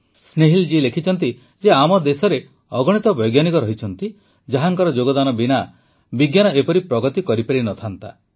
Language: Odia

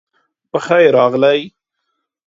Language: Pashto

